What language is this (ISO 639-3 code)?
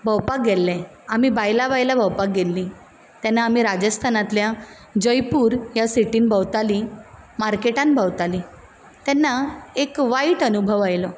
kok